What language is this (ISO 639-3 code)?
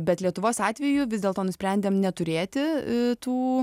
lit